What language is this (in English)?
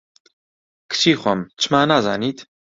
Central Kurdish